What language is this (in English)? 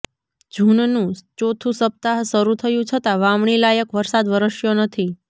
Gujarati